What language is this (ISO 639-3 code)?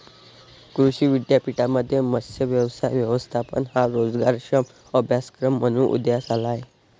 mar